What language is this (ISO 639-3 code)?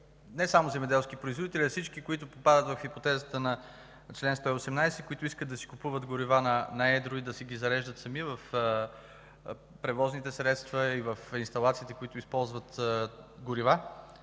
bul